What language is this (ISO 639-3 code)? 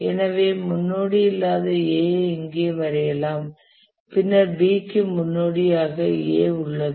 tam